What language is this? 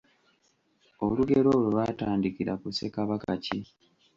Ganda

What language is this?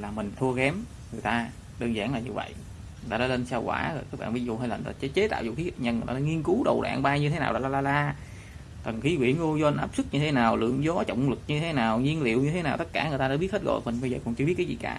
Vietnamese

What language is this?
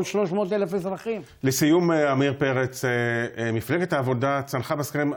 Hebrew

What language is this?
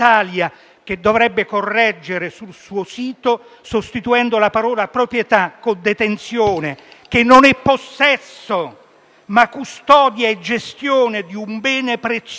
Italian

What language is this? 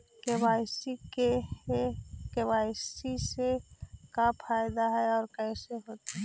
Magahi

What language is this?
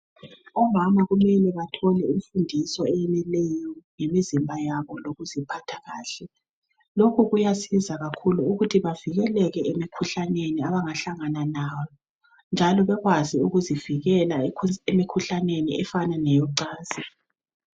North Ndebele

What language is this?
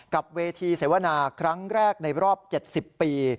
Thai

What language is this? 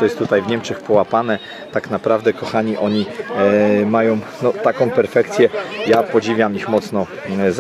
Polish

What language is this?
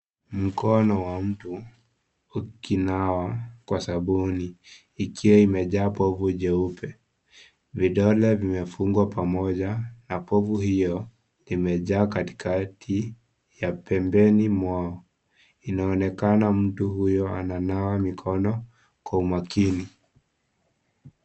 Swahili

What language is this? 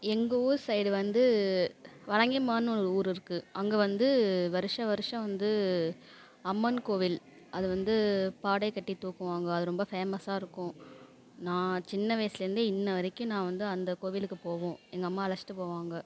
Tamil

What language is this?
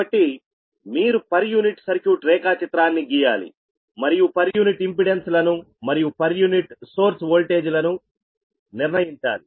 Telugu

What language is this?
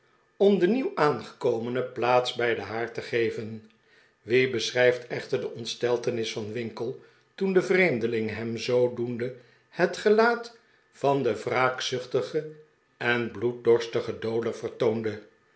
Dutch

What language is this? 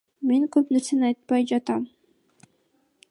Kyrgyz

